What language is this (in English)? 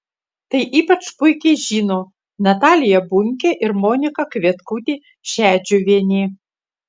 Lithuanian